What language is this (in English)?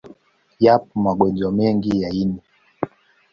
Swahili